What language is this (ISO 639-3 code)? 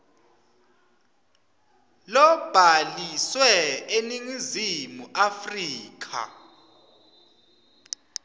ssw